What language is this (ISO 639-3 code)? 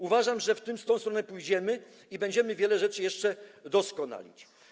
pol